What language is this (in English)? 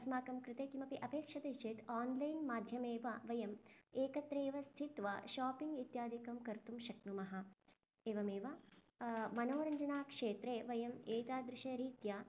Sanskrit